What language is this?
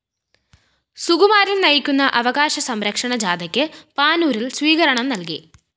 Malayalam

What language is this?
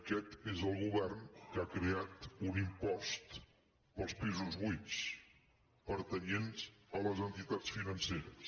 Catalan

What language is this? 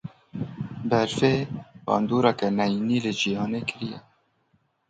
Kurdish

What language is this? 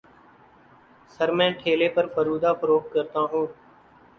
Urdu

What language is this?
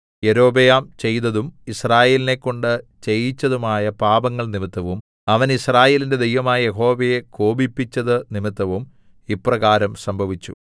Malayalam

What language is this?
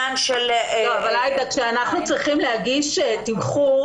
Hebrew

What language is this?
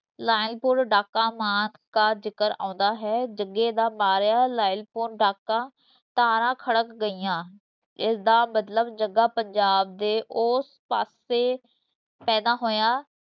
Punjabi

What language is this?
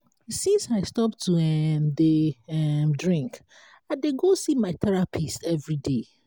Nigerian Pidgin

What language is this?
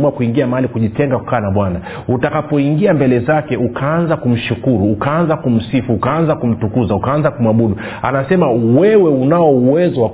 Swahili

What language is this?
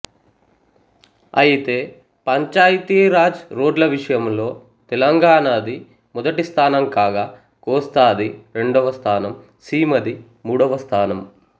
Telugu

